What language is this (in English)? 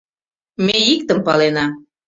Mari